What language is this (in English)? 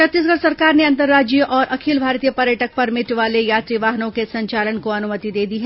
Hindi